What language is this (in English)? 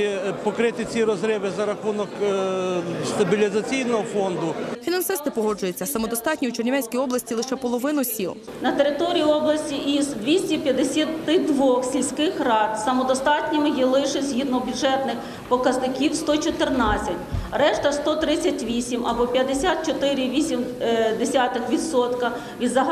Ukrainian